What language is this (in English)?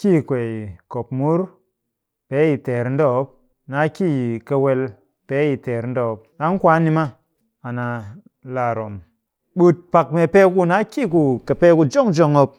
Cakfem-Mushere